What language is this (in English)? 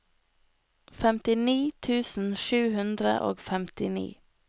Norwegian